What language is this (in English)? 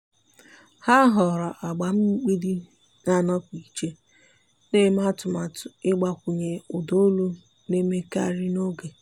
Igbo